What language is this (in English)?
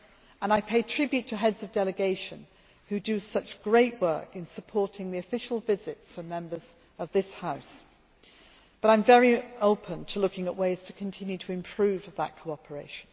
English